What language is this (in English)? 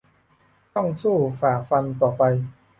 Thai